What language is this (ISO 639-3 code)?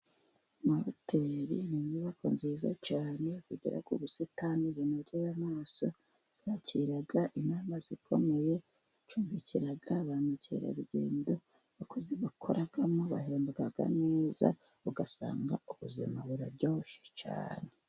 kin